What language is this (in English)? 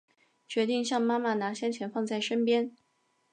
Chinese